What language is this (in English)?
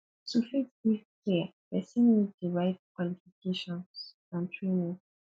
Nigerian Pidgin